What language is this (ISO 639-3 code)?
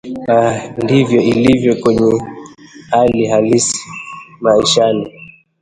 swa